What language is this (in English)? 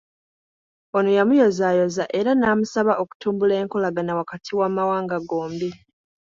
Ganda